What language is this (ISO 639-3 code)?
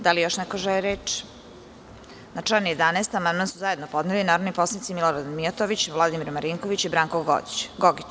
srp